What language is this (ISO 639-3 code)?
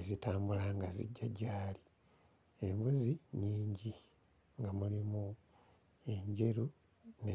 lug